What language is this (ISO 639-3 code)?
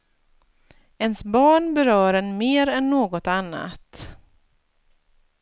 swe